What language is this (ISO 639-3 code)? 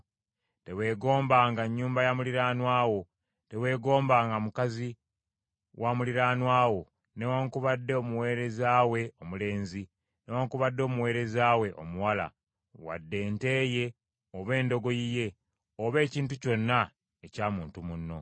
lug